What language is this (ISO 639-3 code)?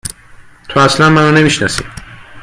fas